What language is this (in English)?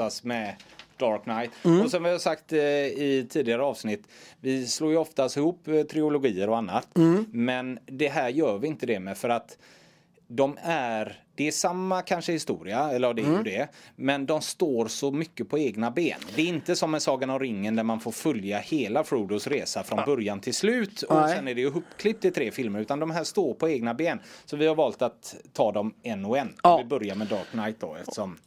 Swedish